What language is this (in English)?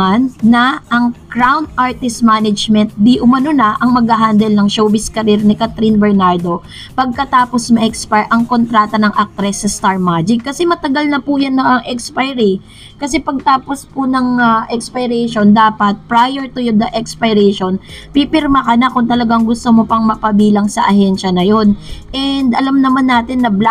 Filipino